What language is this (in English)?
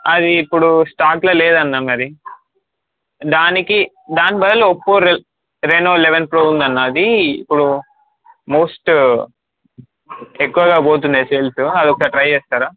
Telugu